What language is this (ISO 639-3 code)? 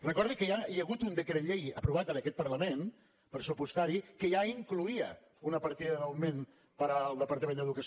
cat